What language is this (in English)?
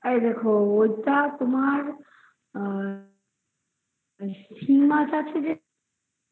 Bangla